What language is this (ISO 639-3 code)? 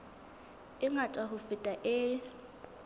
sot